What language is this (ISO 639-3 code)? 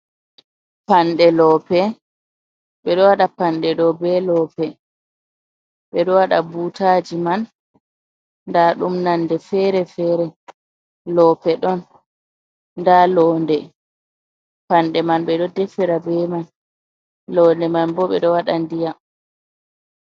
ful